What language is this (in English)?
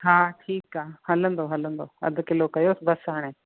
Sindhi